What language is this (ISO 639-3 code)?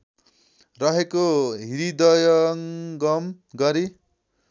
nep